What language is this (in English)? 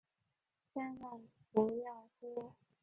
Chinese